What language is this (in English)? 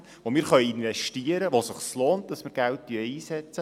Swiss German